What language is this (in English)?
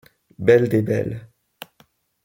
French